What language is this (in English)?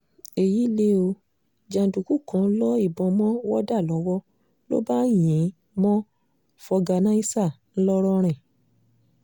Yoruba